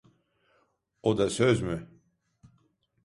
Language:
Turkish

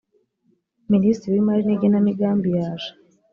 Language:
Kinyarwanda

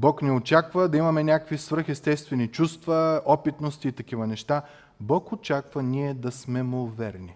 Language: Bulgarian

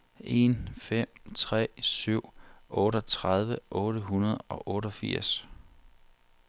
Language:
Danish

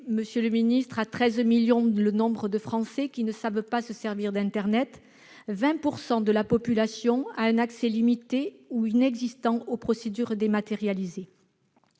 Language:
French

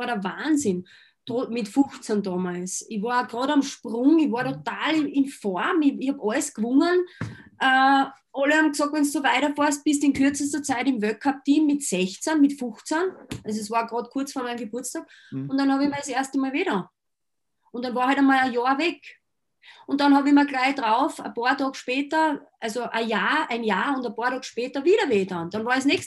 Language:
German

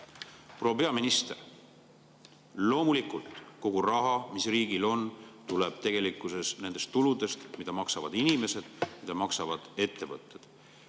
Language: Estonian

